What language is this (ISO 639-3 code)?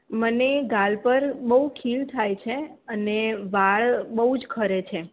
guj